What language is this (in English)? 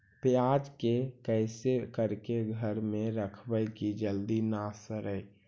Magahi